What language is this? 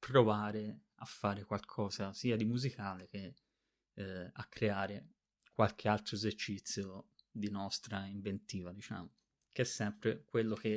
Italian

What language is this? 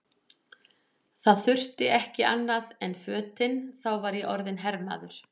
Icelandic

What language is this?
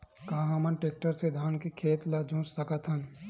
Chhattisgarhi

